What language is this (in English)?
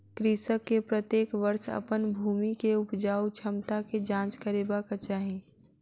Maithili